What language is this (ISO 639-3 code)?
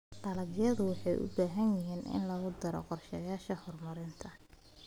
som